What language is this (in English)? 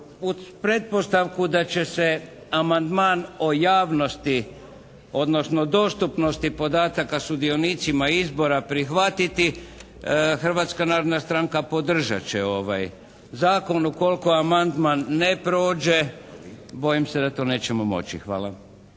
Croatian